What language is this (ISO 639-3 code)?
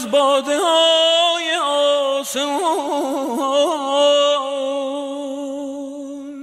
fas